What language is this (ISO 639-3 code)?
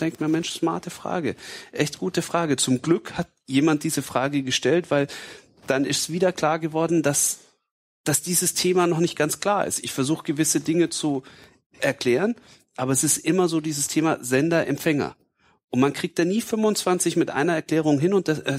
deu